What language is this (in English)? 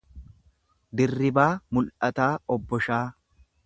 Oromo